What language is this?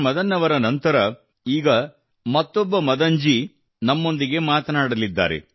Kannada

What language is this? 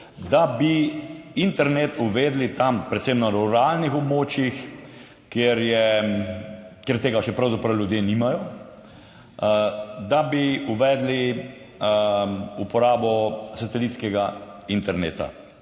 Slovenian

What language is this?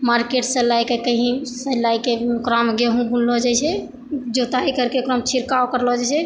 Maithili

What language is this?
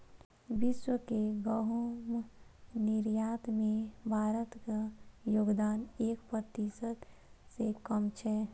Maithili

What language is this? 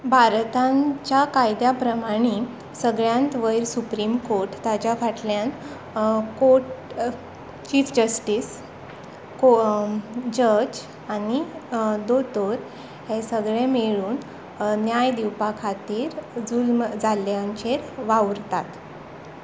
Konkani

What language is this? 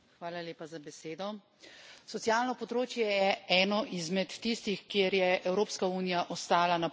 Slovenian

